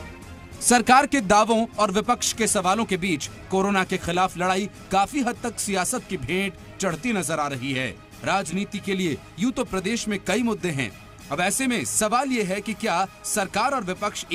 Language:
Hindi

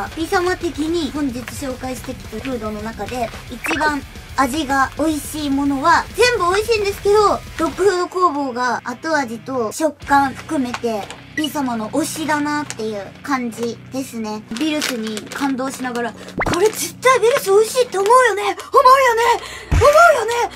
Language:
Japanese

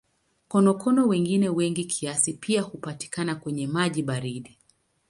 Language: Swahili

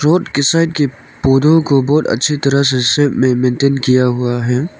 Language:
Hindi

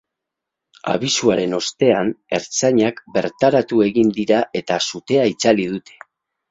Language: Basque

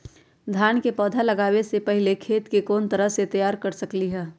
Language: Magahi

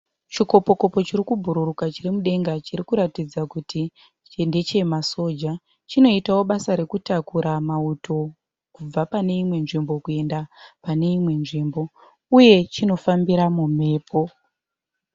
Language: Shona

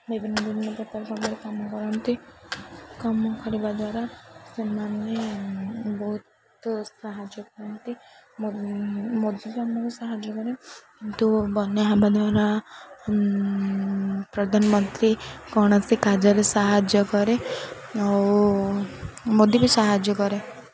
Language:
Odia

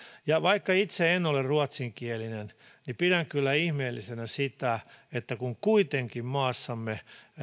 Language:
Finnish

